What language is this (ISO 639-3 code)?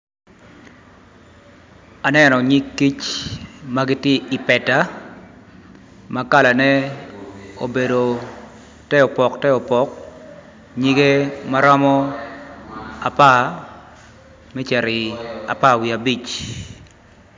ach